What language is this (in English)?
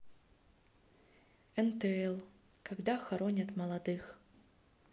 Russian